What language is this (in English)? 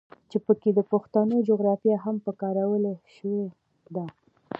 Pashto